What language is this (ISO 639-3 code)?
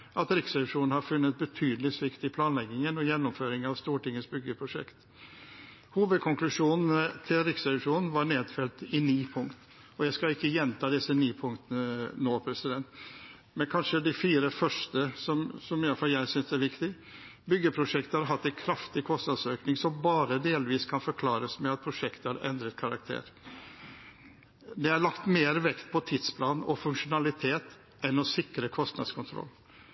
nob